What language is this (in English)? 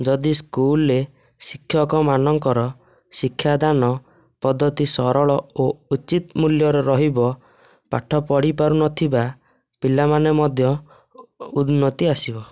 Odia